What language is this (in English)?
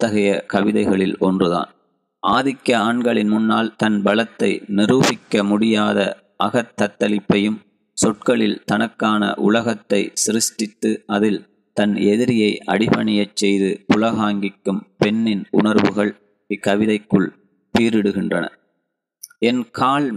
Tamil